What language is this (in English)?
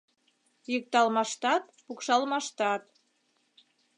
Mari